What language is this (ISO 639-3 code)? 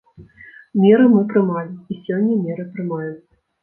bel